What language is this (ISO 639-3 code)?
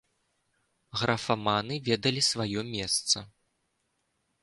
bel